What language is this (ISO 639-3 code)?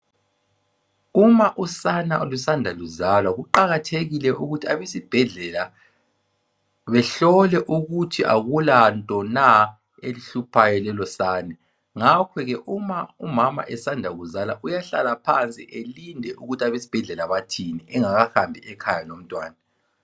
nde